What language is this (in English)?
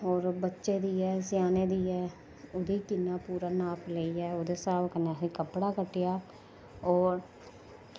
Dogri